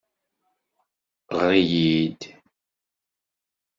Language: Kabyle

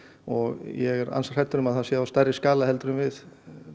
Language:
Icelandic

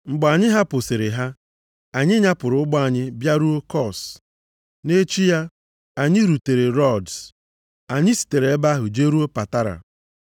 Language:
Igbo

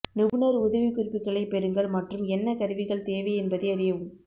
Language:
Tamil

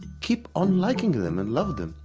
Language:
English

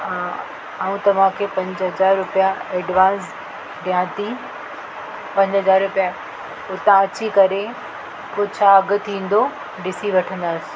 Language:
Sindhi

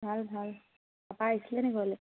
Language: Assamese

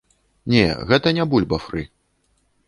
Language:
Belarusian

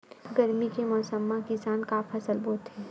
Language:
Chhattisgarhi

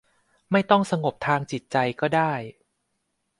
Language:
Thai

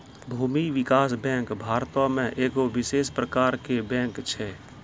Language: Maithili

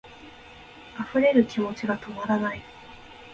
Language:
Japanese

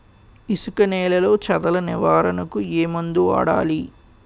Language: Telugu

